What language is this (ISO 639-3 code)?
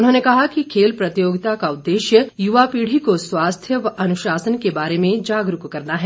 hin